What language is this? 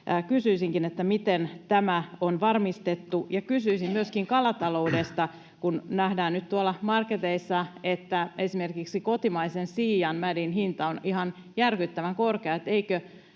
Finnish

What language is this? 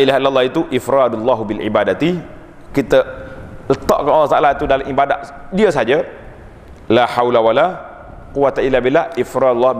Malay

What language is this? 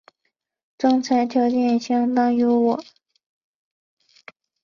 Chinese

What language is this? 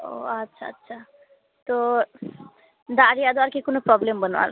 Santali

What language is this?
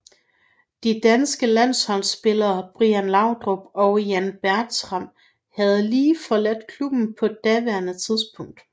Danish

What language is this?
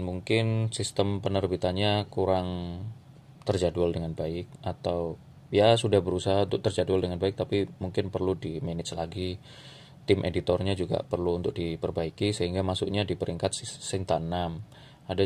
Indonesian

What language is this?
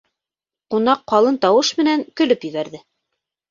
Bashkir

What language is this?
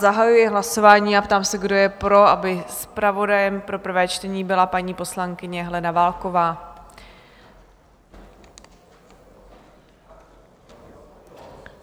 Czech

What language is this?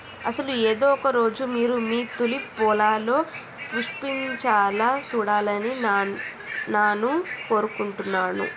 Telugu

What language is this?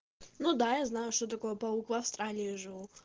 Russian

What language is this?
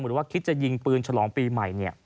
Thai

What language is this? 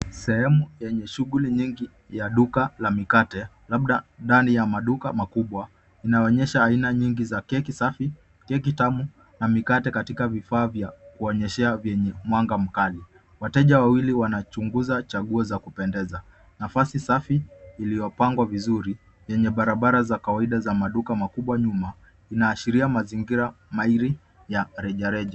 Swahili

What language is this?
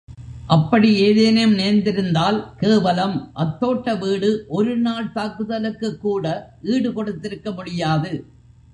Tamil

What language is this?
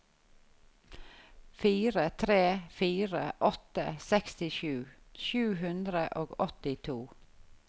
Norwegian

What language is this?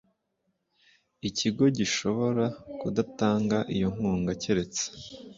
Kinyarwanda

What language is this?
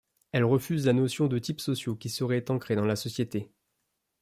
French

